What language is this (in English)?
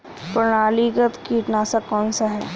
Hindi